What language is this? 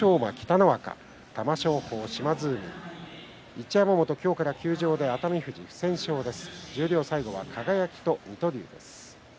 Japanese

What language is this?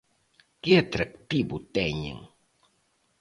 Galician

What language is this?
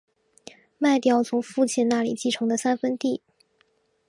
Chinese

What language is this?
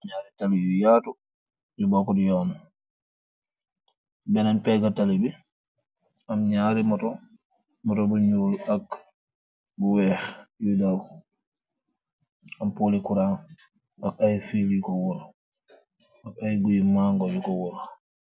Wolof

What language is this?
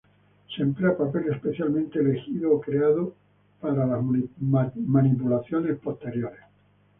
Spanish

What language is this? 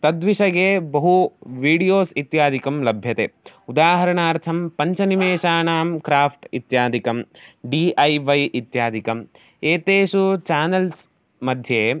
Sanskrit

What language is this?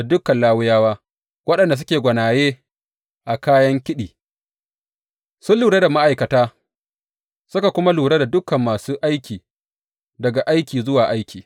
Hausa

